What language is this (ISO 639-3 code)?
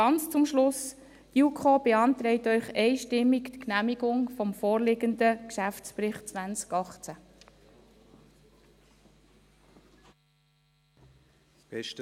gsw